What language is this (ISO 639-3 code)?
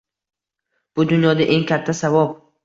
uzb